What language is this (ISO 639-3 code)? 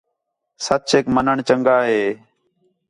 xhe